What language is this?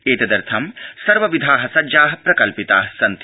Sanskrit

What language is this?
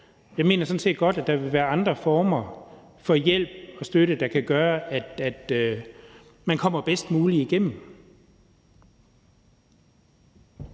Danish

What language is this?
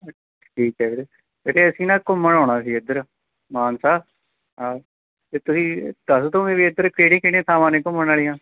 Punjabi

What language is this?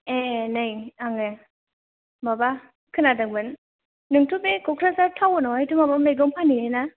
Bodo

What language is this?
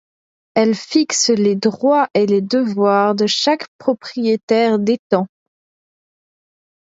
French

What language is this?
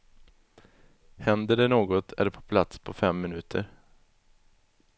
Swedish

